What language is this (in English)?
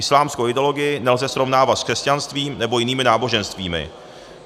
Czech